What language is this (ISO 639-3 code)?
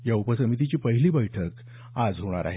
mar